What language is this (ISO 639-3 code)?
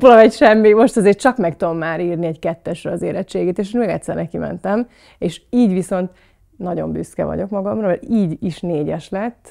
hun